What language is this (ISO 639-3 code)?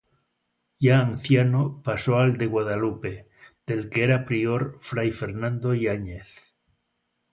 spa